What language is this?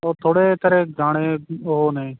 Punjabi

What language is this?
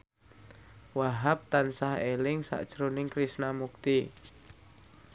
Javanese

